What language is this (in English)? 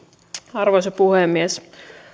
Finnish